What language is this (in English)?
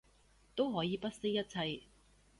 Cantonese